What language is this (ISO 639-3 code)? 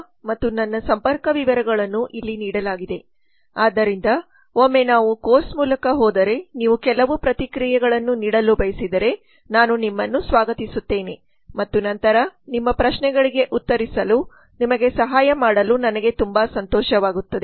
kan